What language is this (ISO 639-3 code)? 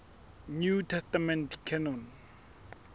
sot